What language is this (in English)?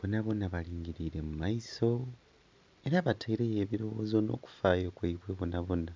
Soga